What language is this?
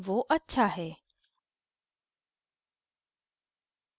Hindi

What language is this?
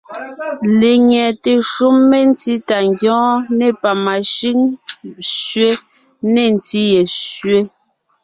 Ngiemboon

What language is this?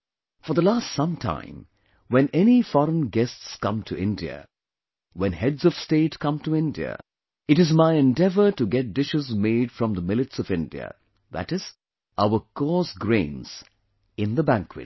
English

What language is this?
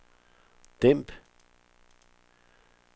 Danish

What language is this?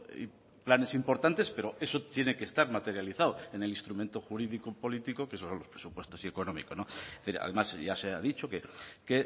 Spanish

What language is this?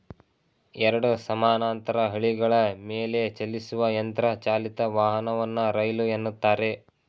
Kannada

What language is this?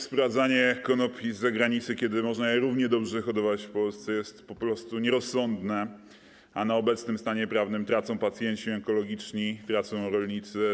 Polish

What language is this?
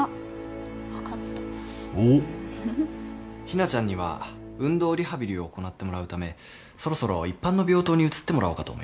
Japanese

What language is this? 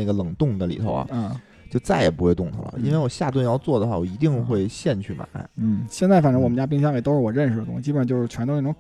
Chinese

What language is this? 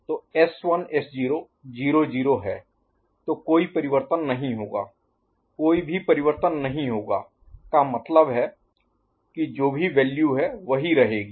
Hindi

